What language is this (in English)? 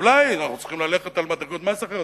Hebrew